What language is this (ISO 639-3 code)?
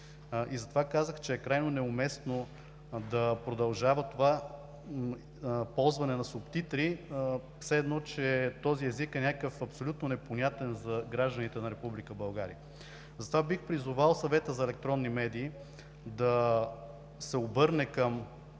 bul